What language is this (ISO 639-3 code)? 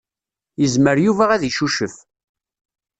kab